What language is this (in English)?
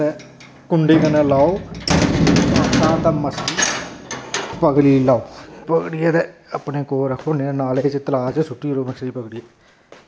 Dogri